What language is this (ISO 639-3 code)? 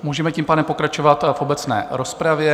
ces